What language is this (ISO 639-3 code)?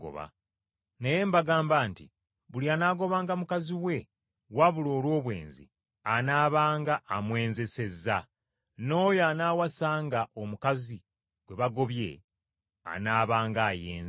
lug